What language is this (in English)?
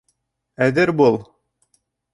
Bashkir